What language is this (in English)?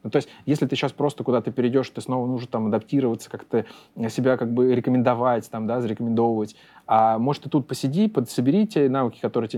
Russian